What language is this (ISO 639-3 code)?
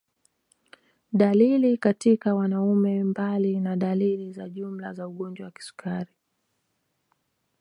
swa